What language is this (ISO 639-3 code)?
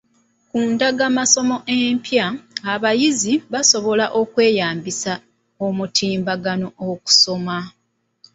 lug